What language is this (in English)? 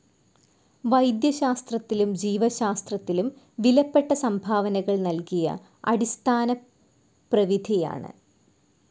Malayalam